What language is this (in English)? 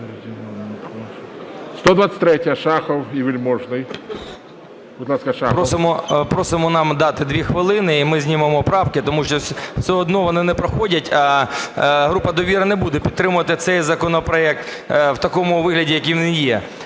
Ukrainian